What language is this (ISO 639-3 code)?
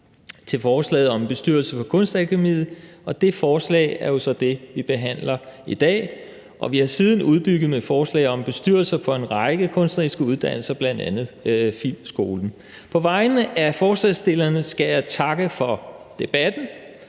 dan